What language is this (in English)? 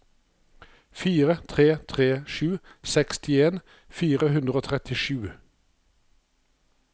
Norwegian